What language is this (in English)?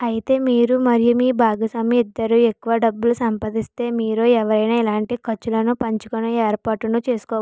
Telugu